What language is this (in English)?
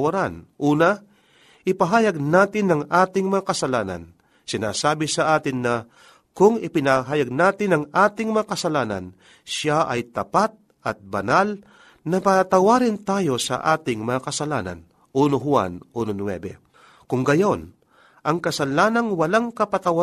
Filipino